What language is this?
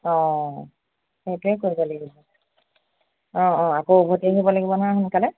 Assamese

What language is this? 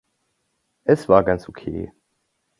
German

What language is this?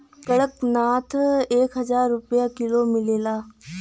Bhojpuri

